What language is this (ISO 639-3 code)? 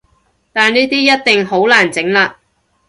yue